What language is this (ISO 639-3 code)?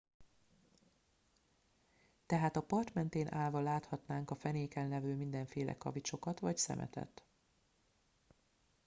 hun